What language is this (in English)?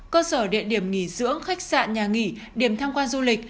Vietnamese